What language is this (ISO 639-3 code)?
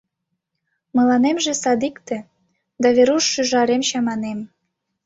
chm